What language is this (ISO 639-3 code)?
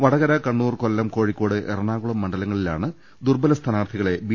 mal